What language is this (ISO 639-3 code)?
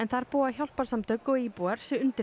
isl